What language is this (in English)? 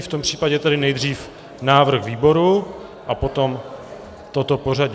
Czech